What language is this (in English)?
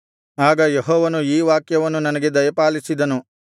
Kannada